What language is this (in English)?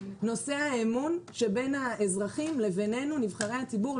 Hebrew